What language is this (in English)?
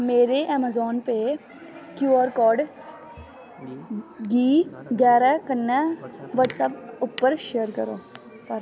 Dogri